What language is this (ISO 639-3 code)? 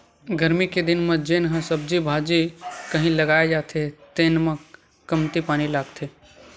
hne